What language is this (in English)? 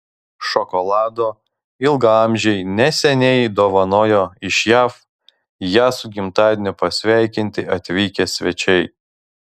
Lithuanian